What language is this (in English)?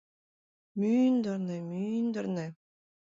Mari